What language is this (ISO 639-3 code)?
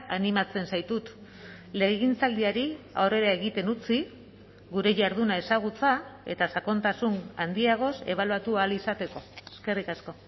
eus